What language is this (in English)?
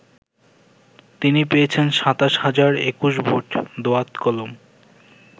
Bangla